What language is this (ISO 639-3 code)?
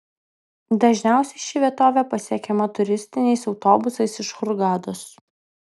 lit